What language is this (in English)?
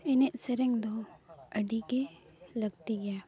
Santali